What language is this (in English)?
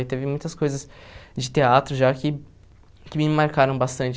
Portuguese